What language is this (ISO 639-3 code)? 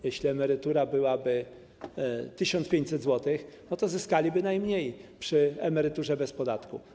pol